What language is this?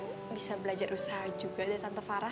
Indonesian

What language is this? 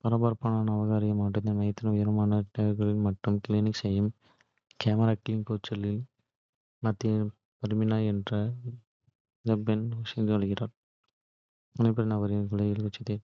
Kota (India)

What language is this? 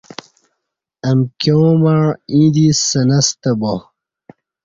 Kati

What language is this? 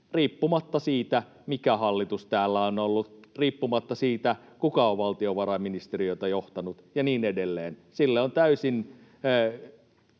Finnish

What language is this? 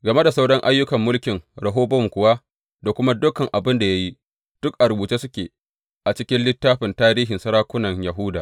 Hausa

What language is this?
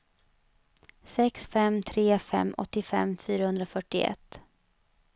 Swedish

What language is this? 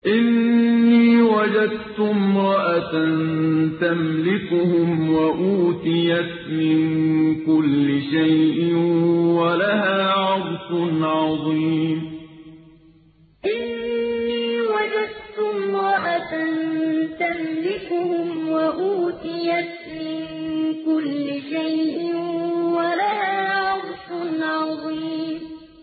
Arabic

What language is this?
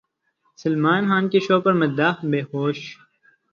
Urdu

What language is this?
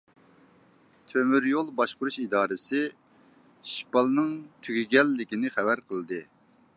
Uyghur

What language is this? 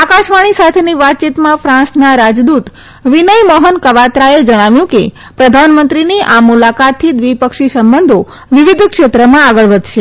Gujarati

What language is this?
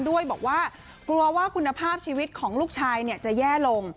Thai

